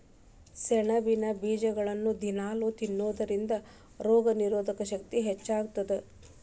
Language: Kannada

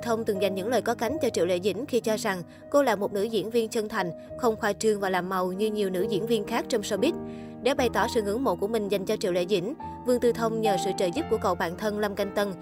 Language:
Vietnamese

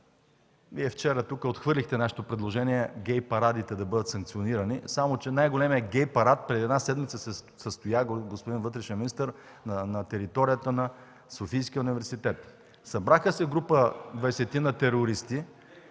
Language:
Bulgarian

